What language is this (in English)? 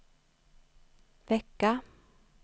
Swedish